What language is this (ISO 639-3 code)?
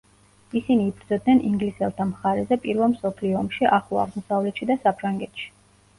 kat